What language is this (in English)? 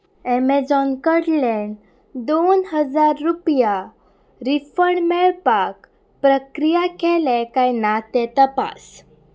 Konkani